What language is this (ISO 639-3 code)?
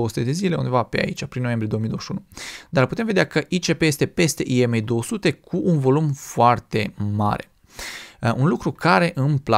ron